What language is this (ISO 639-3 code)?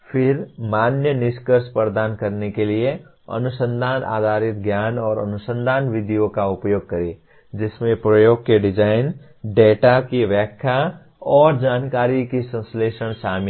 hin